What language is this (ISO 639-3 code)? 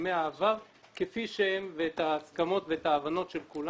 heb